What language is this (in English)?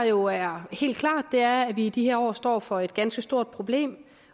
Danish